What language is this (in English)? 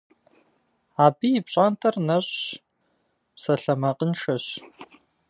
Kabardian